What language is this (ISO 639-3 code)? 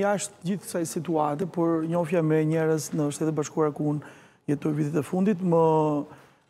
ron